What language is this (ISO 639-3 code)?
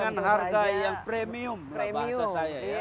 ind